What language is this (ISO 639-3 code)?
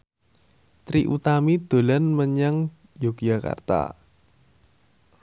jav